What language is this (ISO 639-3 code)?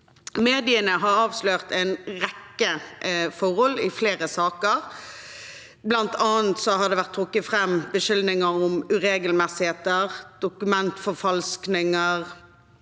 nor